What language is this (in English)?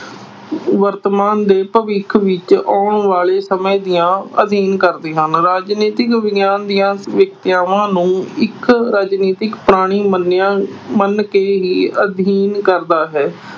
Punjabi